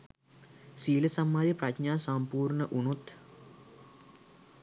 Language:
Sinhala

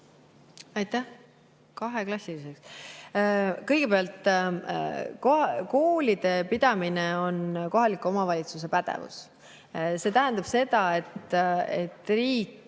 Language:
Estonian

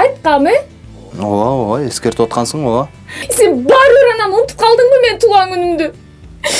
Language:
Russian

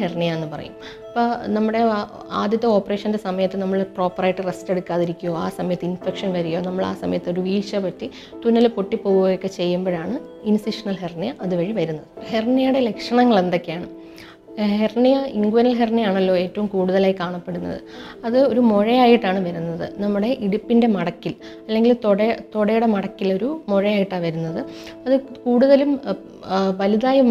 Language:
Malayalam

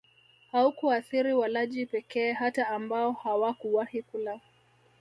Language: Swahili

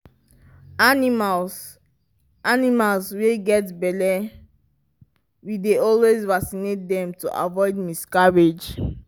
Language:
Nigerian Pidgin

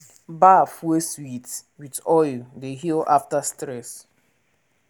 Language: Nigerian Pidgin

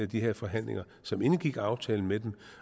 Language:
Danish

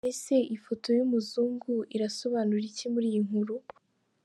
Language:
Kinyarwanda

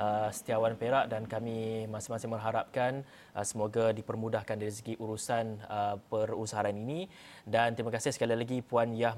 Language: Malay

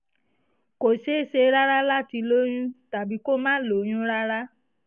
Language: Yoruba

